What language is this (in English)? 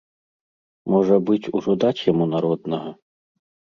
Belarusian